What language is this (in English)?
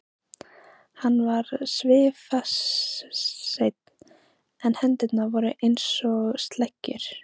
Icelandic